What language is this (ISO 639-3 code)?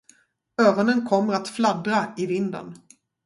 swe